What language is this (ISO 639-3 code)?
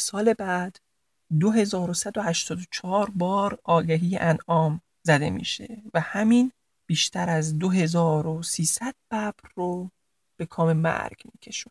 fas